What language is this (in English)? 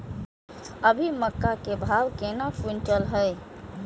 Maithili